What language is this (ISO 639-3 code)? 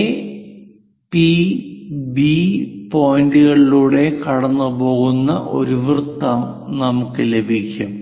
mal